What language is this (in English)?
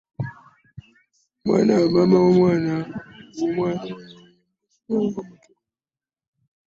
Ganda